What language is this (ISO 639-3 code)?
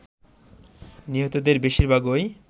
ben